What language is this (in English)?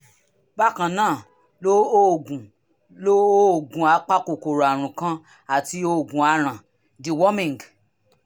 Yoruba